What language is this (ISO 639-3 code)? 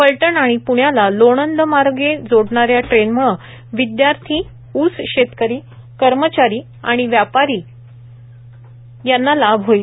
mar